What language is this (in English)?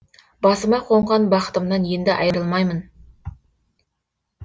Kazakh